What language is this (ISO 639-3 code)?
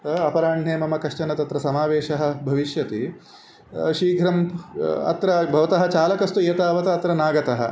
san